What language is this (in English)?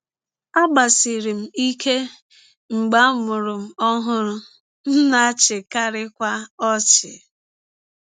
Igbo